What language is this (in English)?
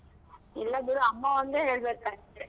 Kannada